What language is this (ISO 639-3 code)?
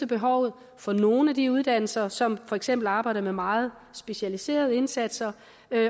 dan